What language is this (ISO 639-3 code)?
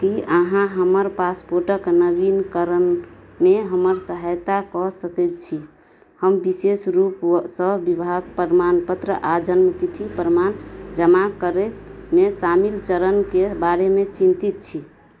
mai